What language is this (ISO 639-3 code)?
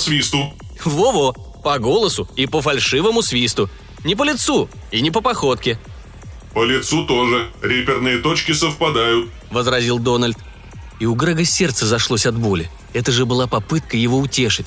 rus